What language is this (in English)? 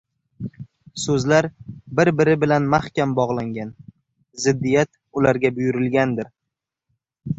Uzbek